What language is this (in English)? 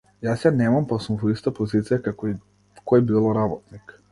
Macedonian